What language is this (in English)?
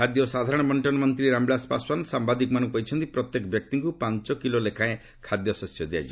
Odia